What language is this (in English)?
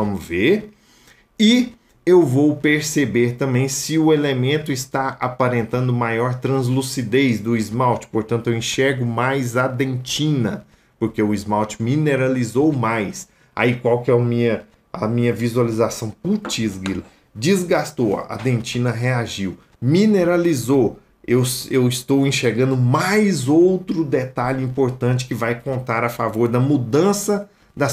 Portuguese